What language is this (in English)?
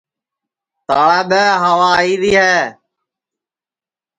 Sansi